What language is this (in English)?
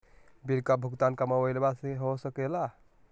Magahi